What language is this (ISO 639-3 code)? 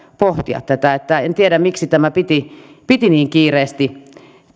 fin